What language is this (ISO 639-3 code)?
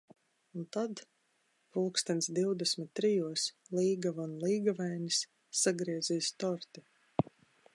lav